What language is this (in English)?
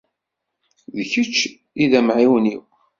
Kabyle